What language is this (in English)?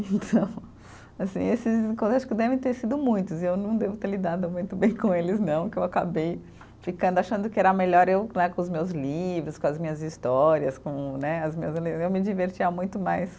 Portuguese